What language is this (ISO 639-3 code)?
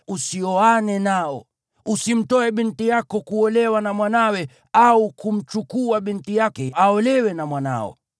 swa